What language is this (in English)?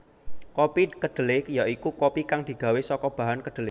Javanese